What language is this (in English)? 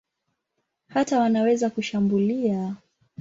Swahili